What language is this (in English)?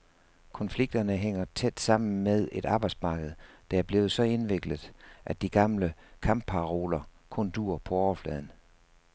Danish